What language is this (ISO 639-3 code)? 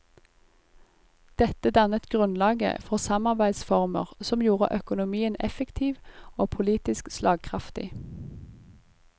nor